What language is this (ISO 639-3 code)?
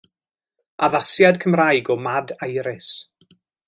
cym